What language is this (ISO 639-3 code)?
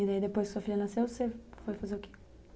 por